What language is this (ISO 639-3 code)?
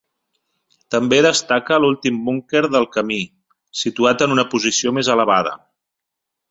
cat